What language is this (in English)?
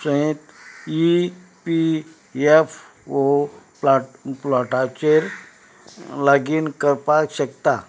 Konkani